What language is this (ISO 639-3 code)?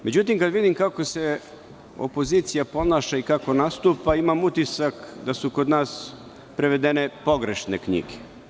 srp